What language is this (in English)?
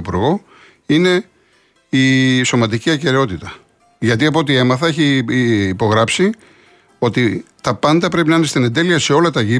Greek